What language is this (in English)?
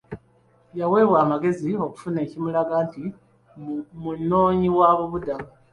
Ganda